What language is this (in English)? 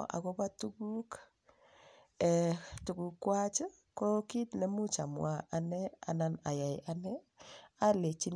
Kalenjin